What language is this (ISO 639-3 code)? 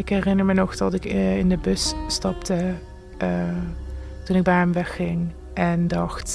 nld